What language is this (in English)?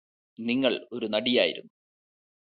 Malayalam